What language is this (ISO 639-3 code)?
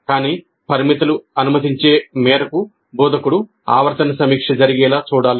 tel